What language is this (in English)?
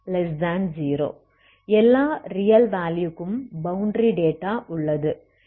Tamil